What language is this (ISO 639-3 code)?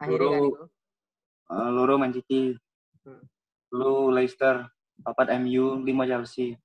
ind